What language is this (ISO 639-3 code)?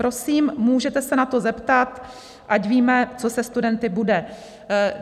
ces